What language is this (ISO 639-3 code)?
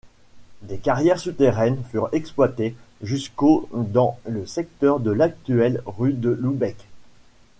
fra